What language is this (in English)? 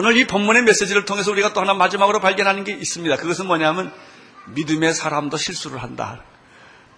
Korean